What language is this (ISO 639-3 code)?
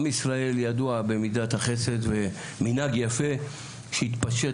heb